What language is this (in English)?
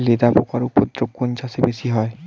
Bangla